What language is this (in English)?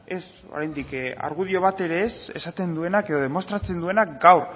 Basque